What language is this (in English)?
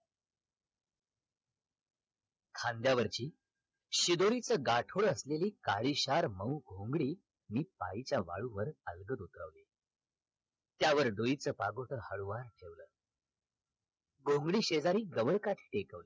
Marathi